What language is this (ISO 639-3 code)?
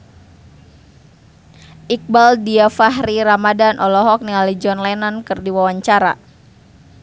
sun